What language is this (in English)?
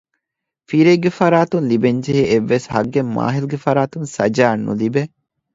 Divehi